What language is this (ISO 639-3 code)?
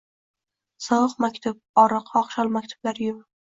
uzb